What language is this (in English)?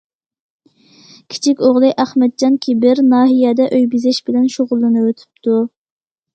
Uyghur